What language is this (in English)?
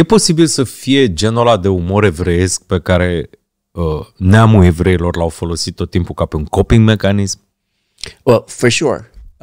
Romanian